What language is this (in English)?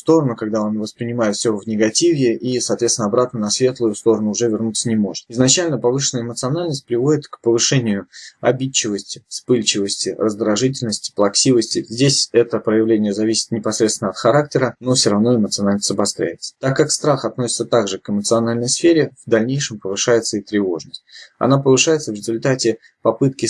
Russian